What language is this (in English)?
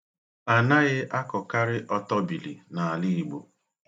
Igbo